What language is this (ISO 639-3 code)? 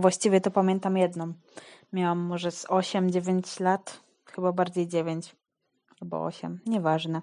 pol